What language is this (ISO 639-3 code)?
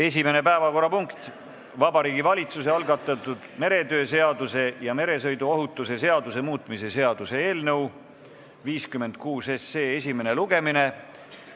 est